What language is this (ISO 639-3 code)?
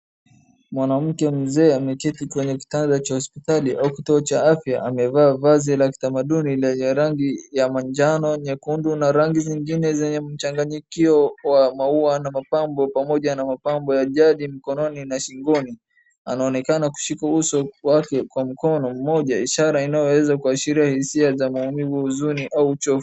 swa